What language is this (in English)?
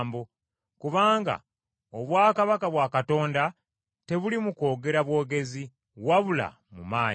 Ganda